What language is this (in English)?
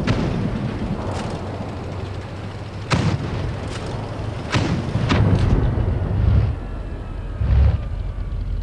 Indonesian